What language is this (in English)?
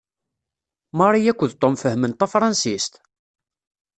Kabyle